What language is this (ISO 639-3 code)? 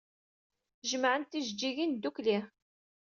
kab